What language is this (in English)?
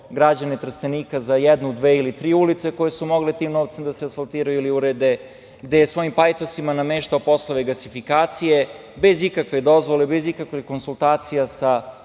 Serbian